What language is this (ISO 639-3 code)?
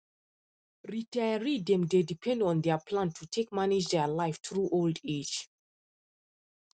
pcm